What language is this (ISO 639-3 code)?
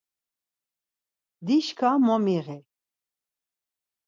lzz